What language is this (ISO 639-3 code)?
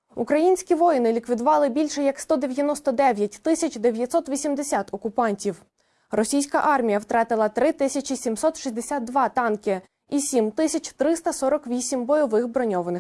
ukr